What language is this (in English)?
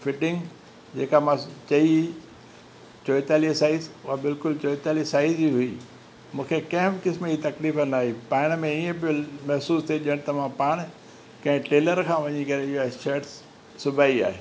Sindhi